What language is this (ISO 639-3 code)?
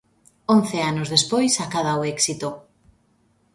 glg